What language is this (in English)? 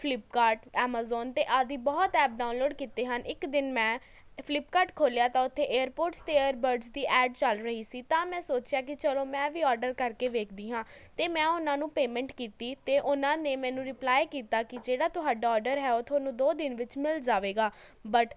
Punjabi